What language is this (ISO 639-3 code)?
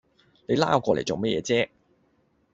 yue